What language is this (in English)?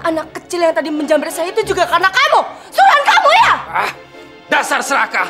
Indonesian